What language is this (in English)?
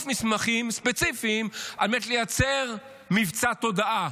Hebrew